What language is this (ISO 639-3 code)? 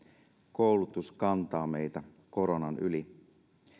fin